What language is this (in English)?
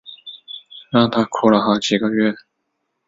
Chinese